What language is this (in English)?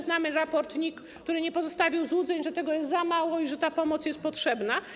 Polish